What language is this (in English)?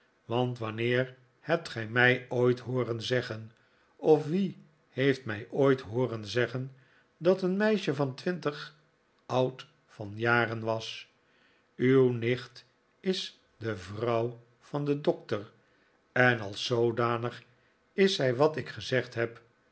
Dutch